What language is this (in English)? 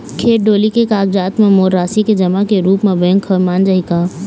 Chhattisgarhi